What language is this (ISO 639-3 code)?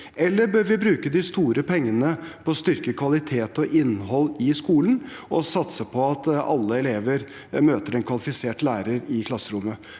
nor